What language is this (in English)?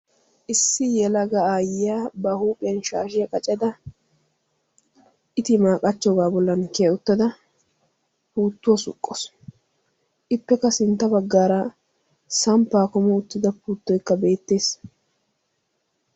Wolaytta